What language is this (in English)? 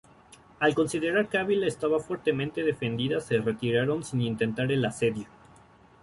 Spanish